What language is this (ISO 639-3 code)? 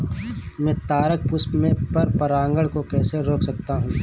hin